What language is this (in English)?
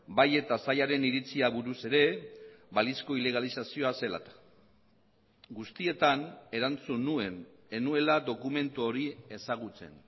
Basque